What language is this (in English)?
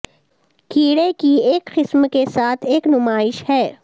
Urdu